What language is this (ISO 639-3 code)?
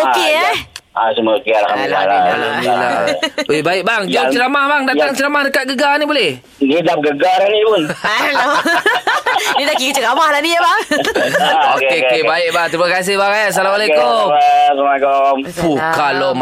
msa